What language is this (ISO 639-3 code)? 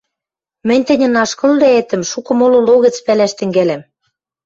mrj